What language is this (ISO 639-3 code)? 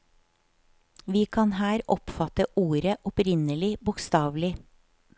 nor